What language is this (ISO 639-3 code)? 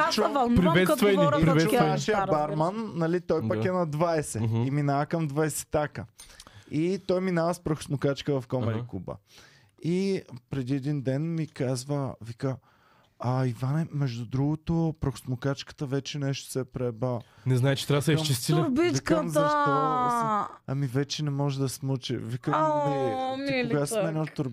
bul